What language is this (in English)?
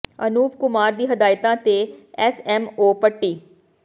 Punjabi